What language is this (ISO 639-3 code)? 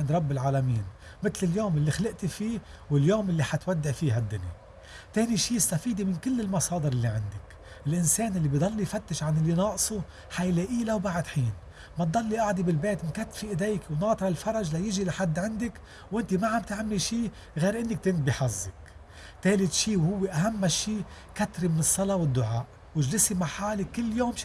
ara